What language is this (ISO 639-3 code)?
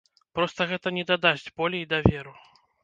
bel